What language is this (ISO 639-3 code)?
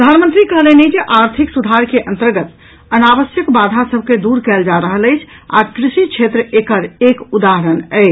mai